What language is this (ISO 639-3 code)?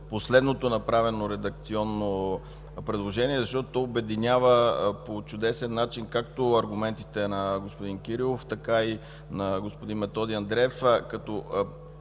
bul